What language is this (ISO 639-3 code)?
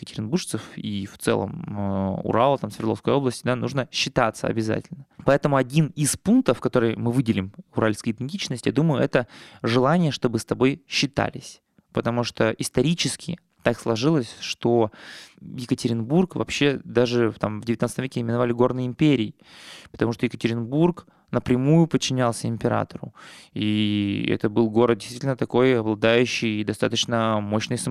rus